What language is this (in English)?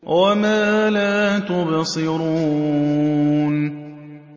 Arabic